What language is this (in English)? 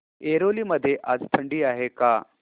Marathi